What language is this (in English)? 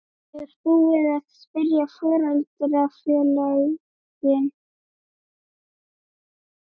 Icelandic